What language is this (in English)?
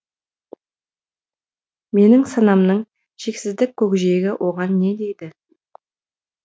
Kazakh